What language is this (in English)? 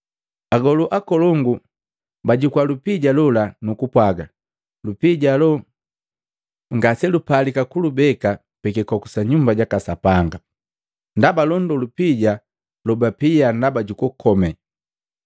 Matengo